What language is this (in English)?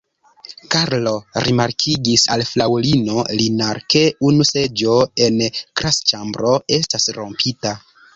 Esperanto